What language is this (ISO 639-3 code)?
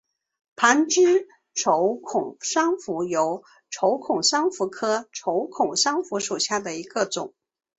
zho